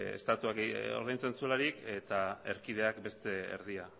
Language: Basque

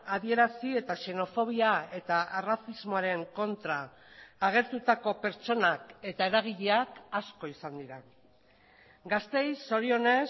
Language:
Basque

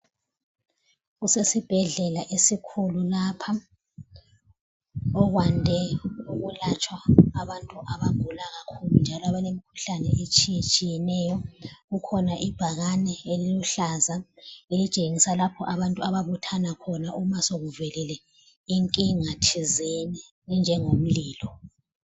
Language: North Ndebele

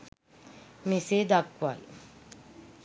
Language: Sinhala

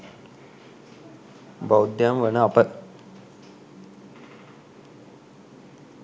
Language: Sinhala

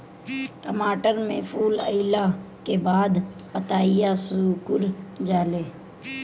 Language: Bhojpuri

